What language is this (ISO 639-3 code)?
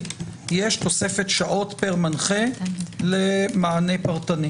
heb